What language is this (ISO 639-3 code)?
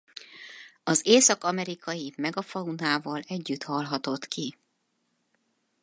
hun